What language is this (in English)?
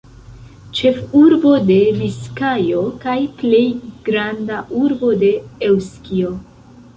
Esperanto